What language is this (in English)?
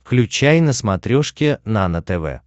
Russian